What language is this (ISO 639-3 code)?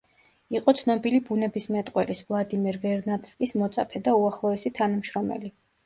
kat